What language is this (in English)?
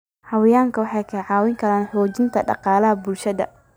Somali